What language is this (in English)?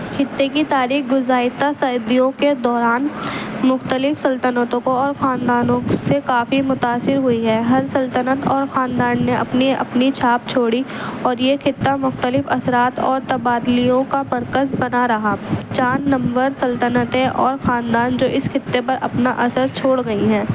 Urdu